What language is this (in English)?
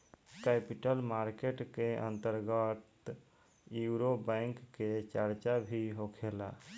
Bhojpuri